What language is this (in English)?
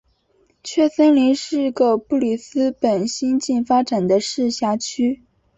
Chinese